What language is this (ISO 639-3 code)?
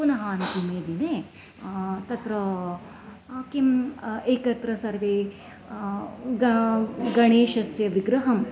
san